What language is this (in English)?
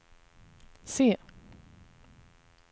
Swedish